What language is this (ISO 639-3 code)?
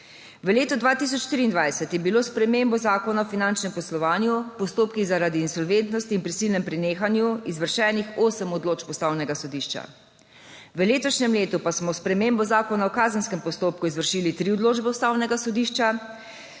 slv